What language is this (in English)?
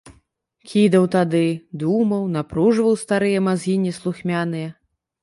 Belarusian